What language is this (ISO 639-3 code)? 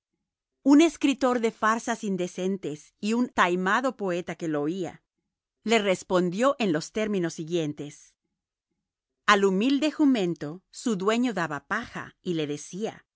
spa